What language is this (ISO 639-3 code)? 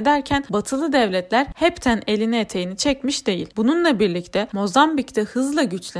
tur